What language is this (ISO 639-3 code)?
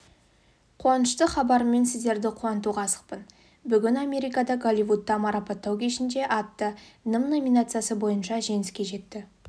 kaz